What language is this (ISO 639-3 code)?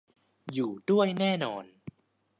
tha